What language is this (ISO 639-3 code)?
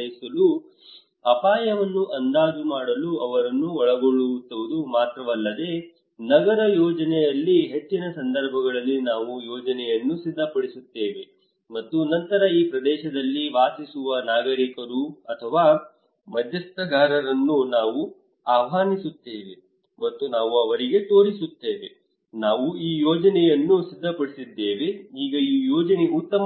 kan